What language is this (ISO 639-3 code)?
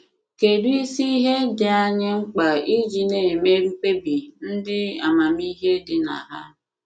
ibo